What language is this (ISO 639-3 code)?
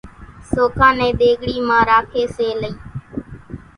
gjk